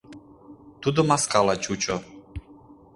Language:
Mari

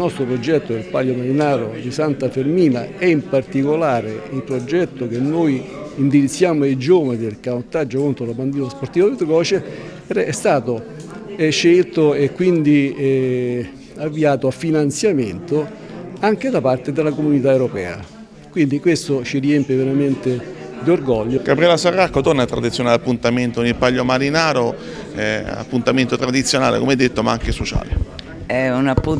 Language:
Italian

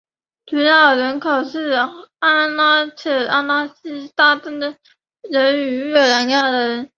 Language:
Chinese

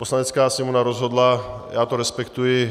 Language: Czech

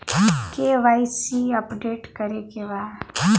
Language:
Bhojpuri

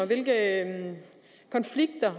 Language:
Danish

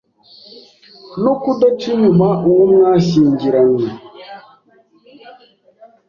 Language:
Kinyarwanda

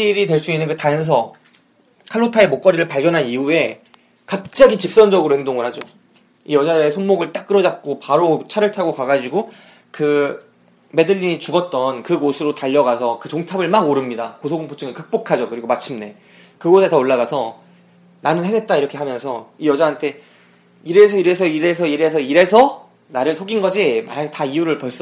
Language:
Korean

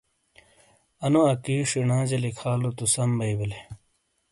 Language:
Shina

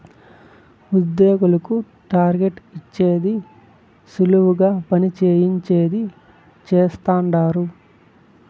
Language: Telugu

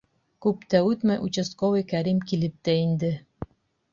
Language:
Bashkir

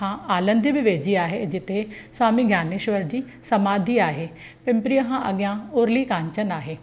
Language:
Sindhi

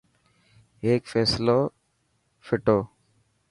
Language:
Dhatki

